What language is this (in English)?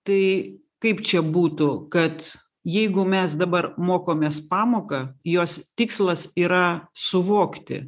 Lithuanian